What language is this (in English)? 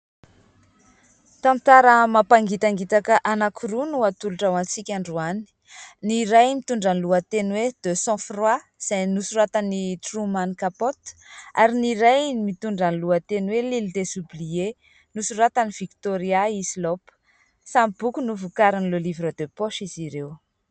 Malagasy